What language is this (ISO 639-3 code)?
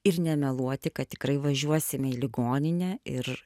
lit